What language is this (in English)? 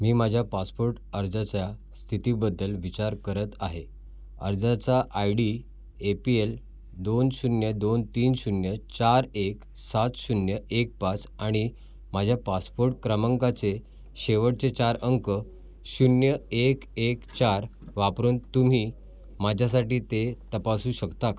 Marathi